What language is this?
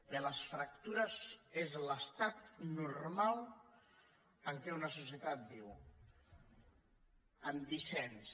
Catalan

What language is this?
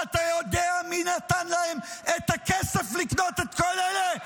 Hebrew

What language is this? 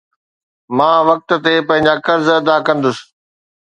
Sindhi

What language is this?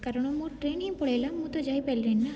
Odia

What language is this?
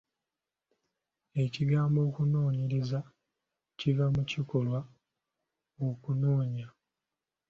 Ganda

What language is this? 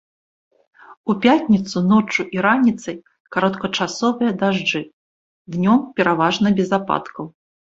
Belarusian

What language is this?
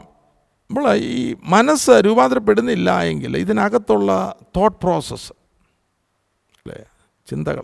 Malayalam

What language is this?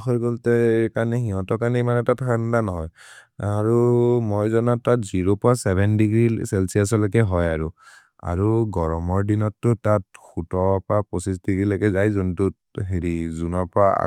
Maria (India)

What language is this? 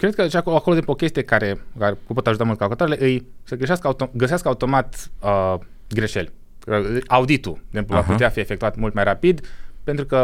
Romanian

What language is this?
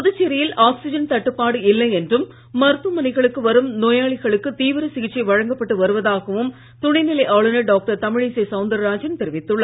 Tamil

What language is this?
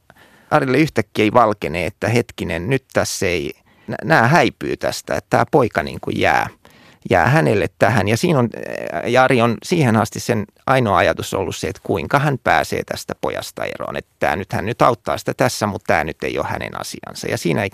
Finnish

